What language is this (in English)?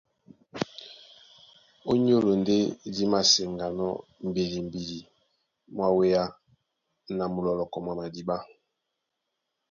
Duala